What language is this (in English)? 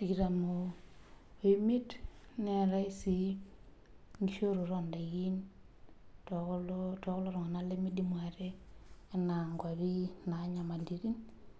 Masai